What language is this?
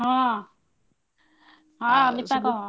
Odia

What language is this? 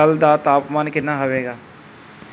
Punjabi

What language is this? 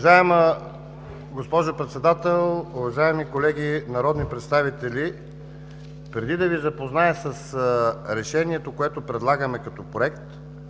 Bulgarian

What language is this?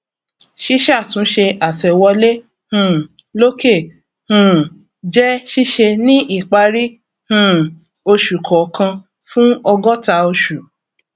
Yoruba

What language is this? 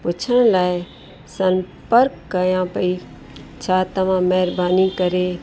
Sindhi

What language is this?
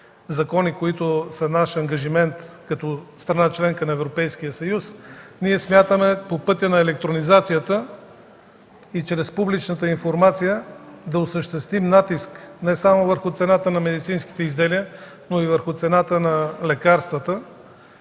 Bulgarian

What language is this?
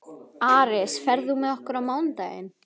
Icelandic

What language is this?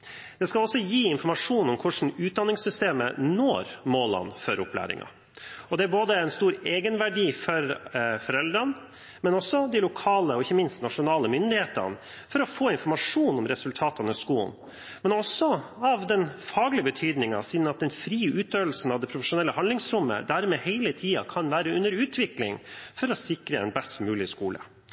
Norwegian Bokmål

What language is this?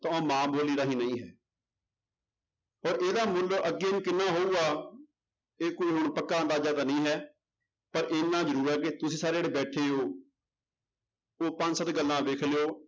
Punjabi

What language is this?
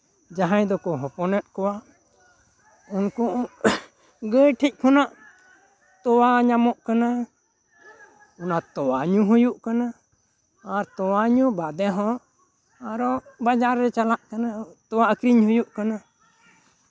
Santali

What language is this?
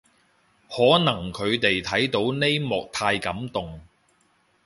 Cantonese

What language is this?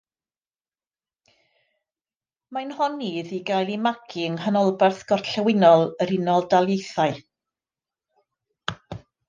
Welsh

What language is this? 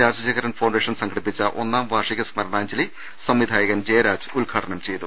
Malayalam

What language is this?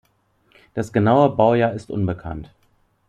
German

